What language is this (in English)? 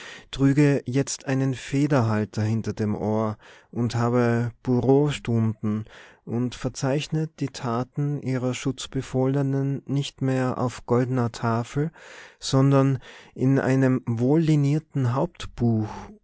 German